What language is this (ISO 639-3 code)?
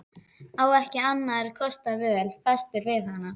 isl